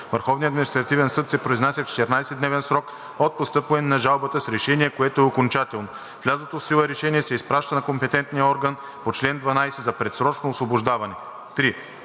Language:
Bulgarian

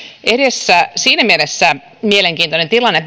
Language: Finnish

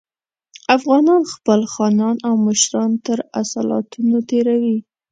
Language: Pashto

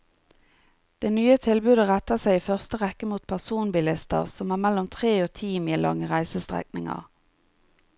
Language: Norwegian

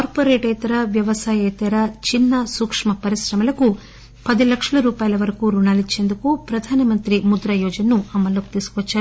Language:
Telugu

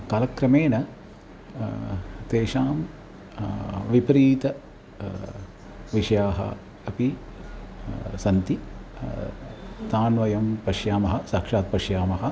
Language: Sanskrit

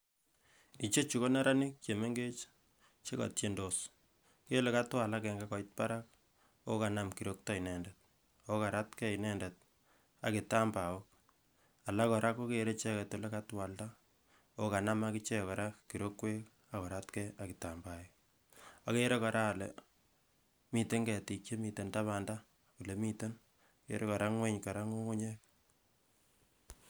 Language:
Kalenjin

